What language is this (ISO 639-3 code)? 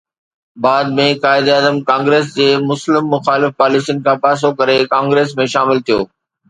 snd